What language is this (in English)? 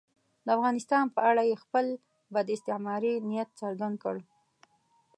Pashto